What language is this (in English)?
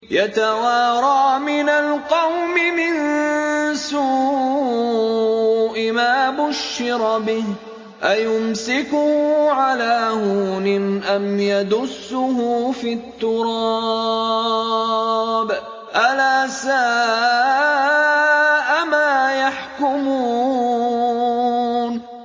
Arabic